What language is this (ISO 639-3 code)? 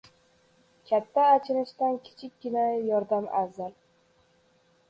uzb